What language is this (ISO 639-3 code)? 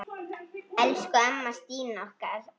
isl